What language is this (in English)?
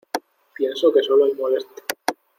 Spanish